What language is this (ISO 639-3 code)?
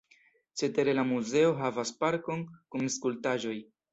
epo